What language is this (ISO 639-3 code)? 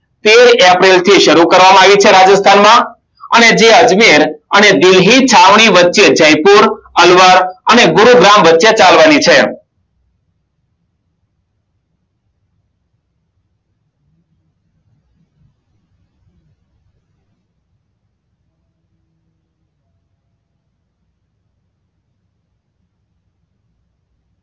guj